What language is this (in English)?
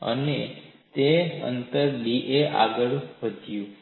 Gujarati